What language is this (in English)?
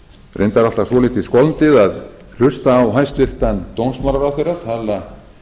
Icelandic